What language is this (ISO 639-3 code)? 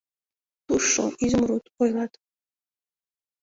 chm